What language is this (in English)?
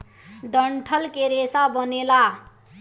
Bhojpuri